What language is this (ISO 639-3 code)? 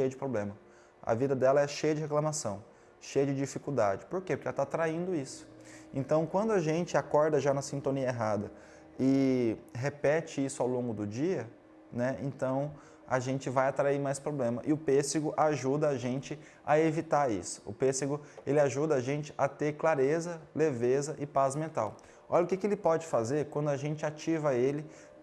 por